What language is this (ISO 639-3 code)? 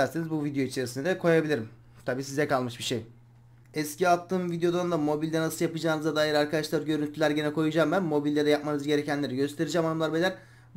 tur